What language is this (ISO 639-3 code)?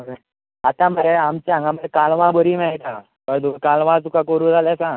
kok